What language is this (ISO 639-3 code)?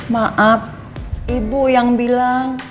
ind